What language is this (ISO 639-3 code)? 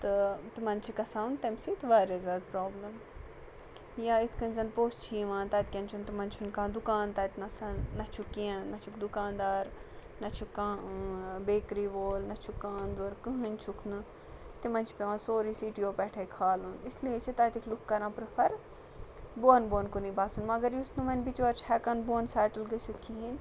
kas